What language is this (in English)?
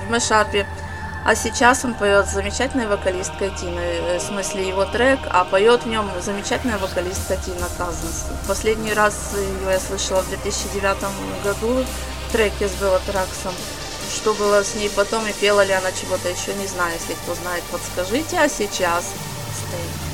Russian